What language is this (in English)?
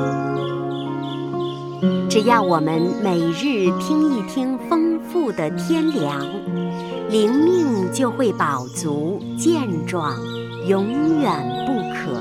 Chinese